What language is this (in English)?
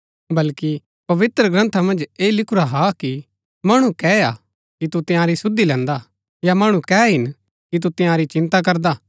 Gaddi